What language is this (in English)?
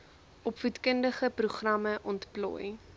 Afrikaans